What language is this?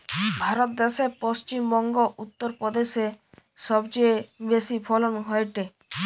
Bangla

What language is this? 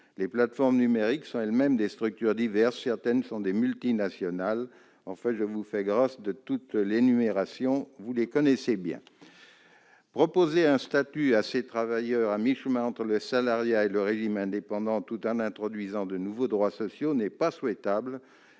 French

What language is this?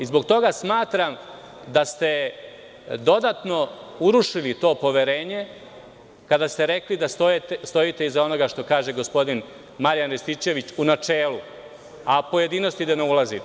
Serbian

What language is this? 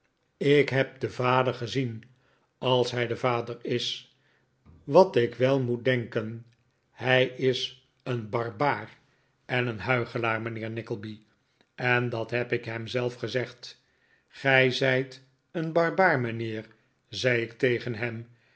Dutch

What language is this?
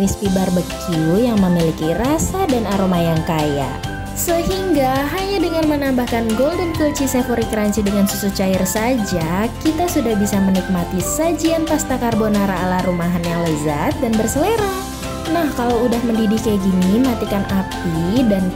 Indonesian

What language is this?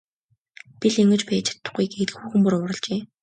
Mongolian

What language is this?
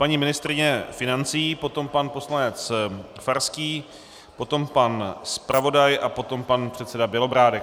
Czech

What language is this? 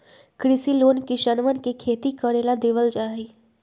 Magahi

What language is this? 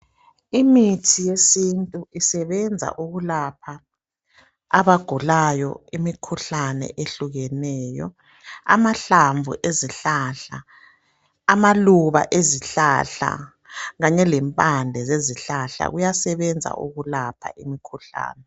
North Ndebele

